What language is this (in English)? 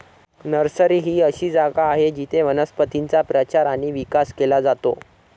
Marathi